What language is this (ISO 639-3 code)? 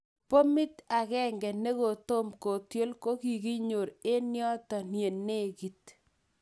kln